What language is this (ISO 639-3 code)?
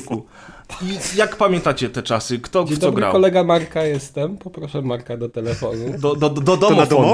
pol